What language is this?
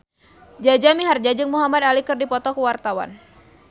Sundanese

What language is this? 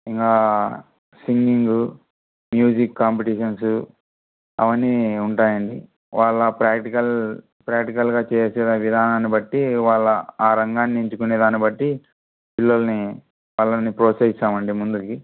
Telugu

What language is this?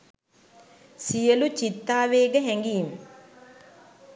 Sinhala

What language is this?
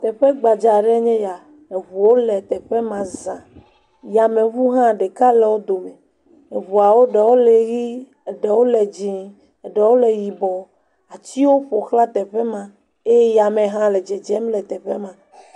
Ewe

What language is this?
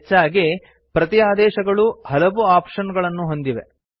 Kannada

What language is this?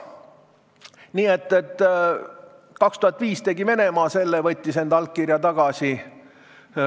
Estonian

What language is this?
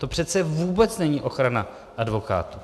Czech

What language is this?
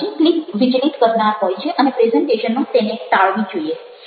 Gujarati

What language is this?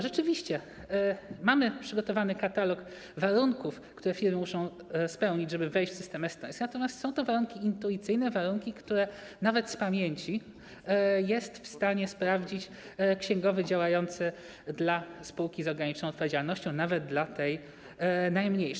Polish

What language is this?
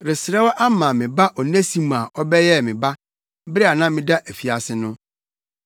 Akan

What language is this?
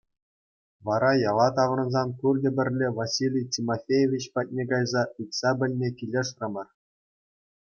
Chuvash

